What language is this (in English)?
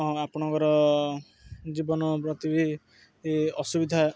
Odia